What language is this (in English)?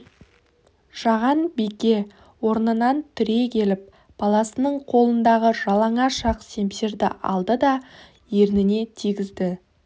Kazakh